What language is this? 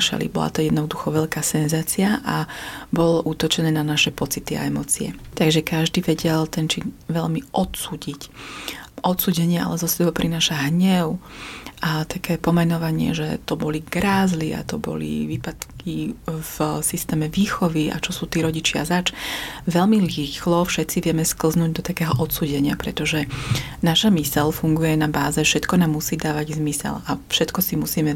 Slovak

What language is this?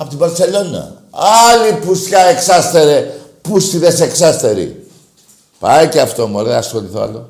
Greek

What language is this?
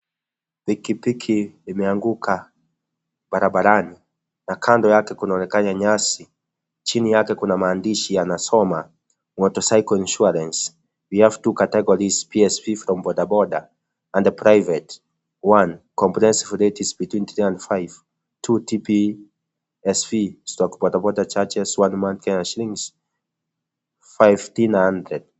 Swahili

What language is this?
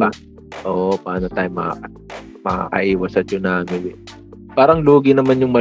Filipino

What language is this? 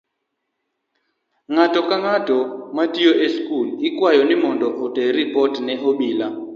Luo (Kenya and Tanzania)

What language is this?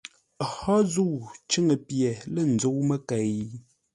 Ngombale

